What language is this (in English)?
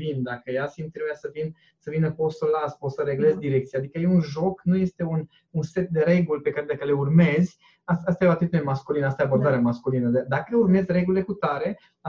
Romanian